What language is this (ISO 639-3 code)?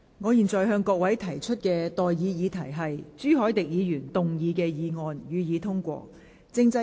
yue